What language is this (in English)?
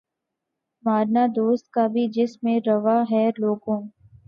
Urdu